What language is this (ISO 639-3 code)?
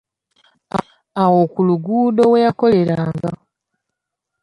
lug